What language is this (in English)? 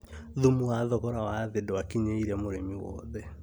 Kikuyu